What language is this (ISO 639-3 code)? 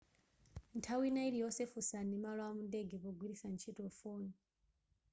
nya